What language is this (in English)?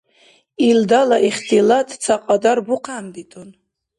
Dargwa